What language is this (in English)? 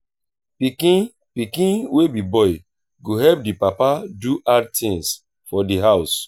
Nigerian Pidgin